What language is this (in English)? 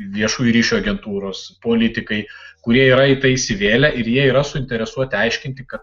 Lithuanian